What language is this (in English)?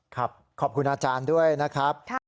Thai